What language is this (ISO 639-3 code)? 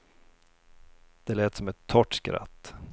swe